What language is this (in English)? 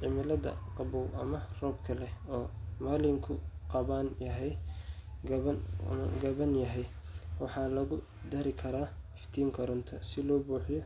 Somali